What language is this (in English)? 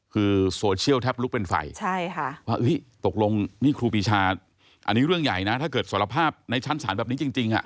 Thai